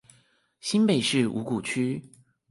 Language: Chinese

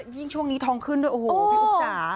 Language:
Thai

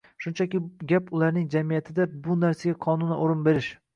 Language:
Uzbek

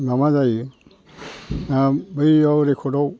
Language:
Bodo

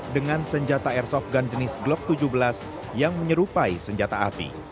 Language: Indonesian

